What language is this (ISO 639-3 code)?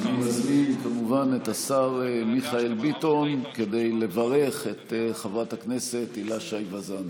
heb